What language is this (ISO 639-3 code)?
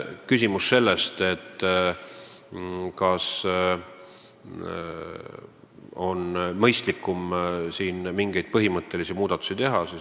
est